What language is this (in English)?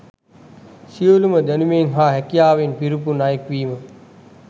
Sinhala